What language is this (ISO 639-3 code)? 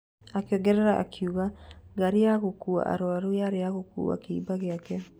kik